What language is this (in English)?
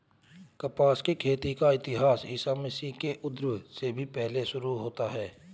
Hindi